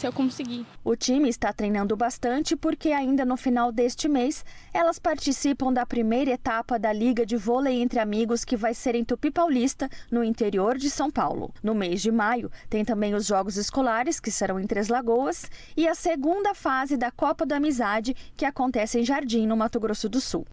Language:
Portuguese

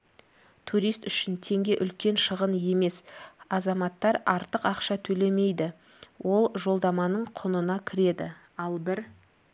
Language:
Kazakh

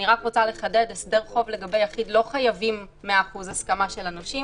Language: Hebrew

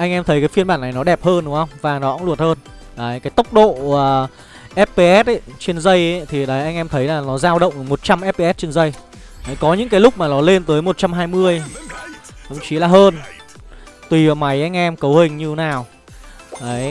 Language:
Vietnamese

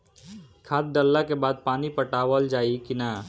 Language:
Bhojpuri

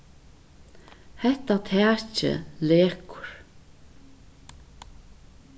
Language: Faroese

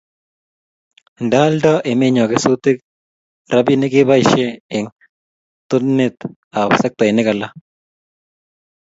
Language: Kalenjin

